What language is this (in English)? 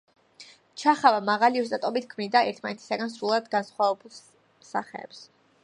Georgian